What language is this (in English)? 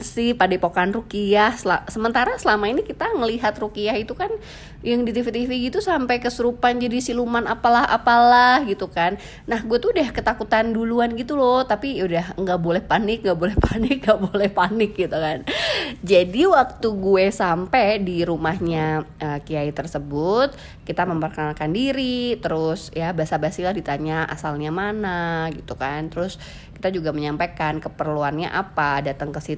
Indonesian